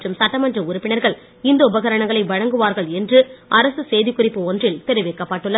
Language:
Tamil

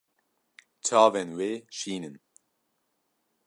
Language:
Kurdish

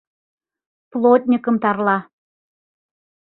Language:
Mari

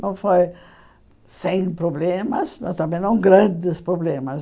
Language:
Portuguese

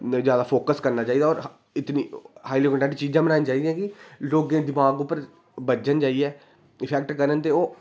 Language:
Dogri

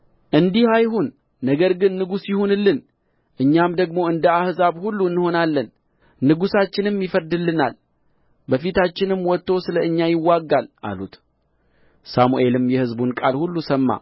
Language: Amharic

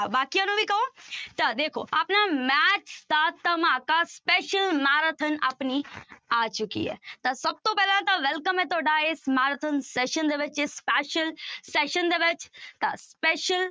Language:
Punjabi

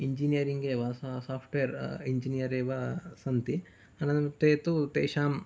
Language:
Sanskrit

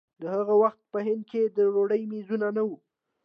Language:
Pashto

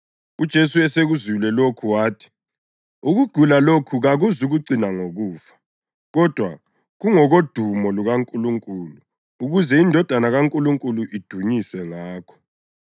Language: North Ndebele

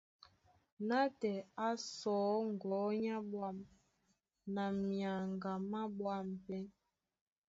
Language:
Duala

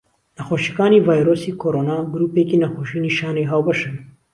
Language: Central Kurdish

